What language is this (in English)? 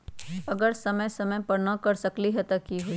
Magahi